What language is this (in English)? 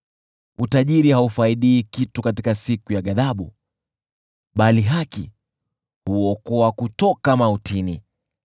Swahili